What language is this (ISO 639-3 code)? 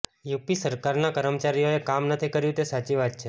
guj